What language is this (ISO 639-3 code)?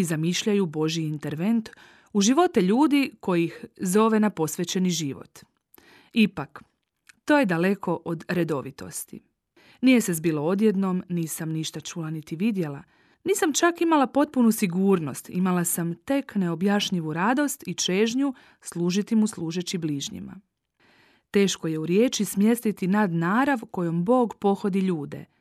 hrv